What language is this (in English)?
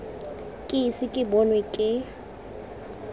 Tswana